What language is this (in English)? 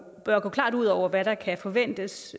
Danish